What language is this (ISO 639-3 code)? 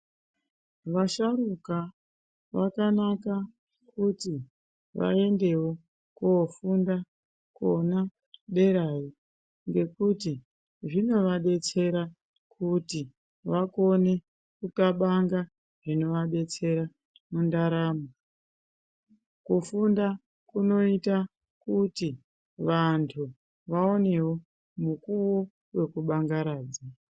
ndc